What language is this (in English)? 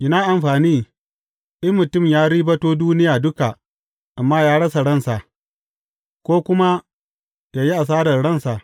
Hausa